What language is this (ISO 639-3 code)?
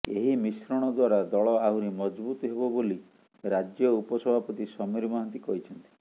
ori